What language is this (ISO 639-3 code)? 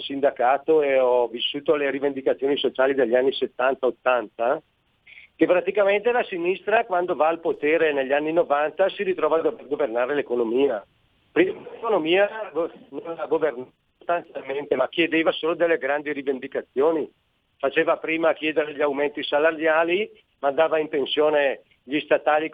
ita